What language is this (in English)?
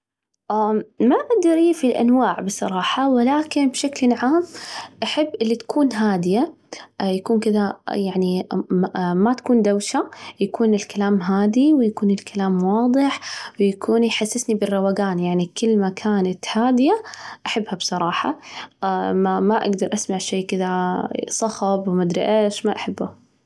Najdi Arabic